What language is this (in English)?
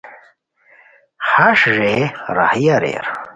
Khowar